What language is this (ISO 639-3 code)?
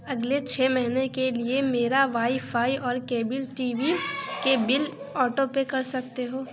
urd